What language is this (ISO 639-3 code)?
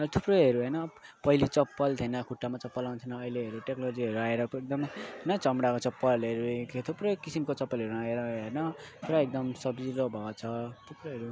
nep